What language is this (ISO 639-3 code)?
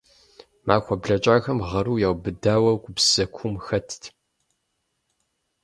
kbd